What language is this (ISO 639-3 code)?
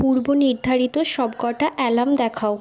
ben